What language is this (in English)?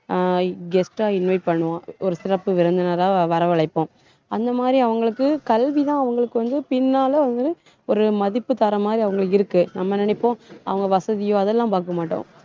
Tamil